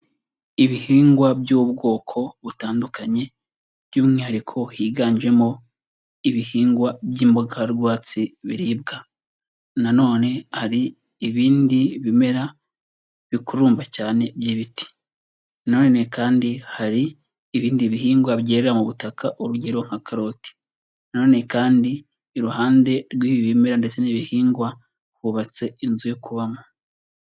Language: Kinyarwanda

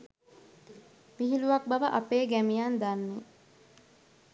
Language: Sinhala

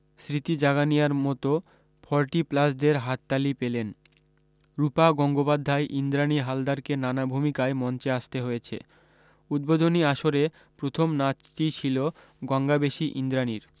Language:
Bangla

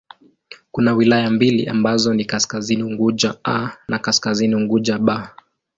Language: Swahili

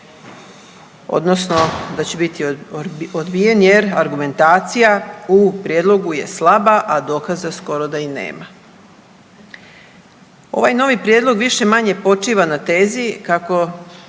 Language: Croatian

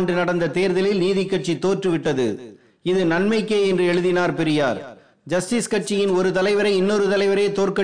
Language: Tamil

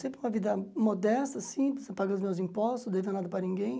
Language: Portuguese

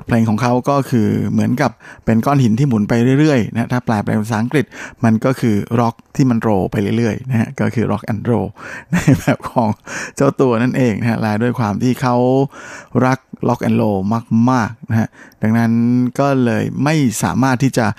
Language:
Thai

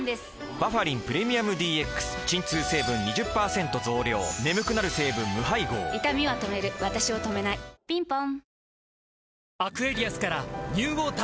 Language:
Japanese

